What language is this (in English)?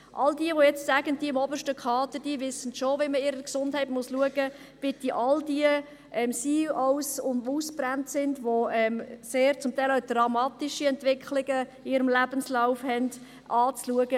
Swiss German